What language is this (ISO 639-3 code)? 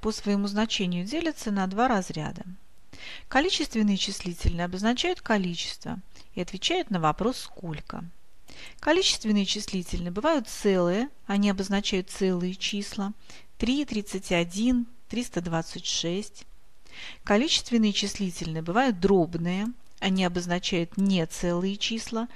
rus